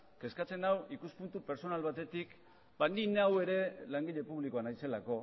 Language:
Basque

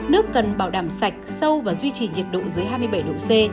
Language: Vietnamese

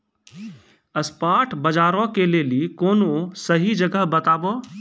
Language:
Maithili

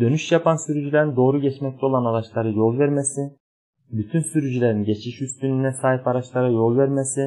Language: Turkish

